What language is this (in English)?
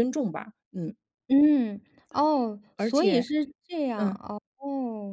Chinese